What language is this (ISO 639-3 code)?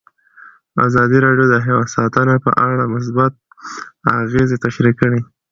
pus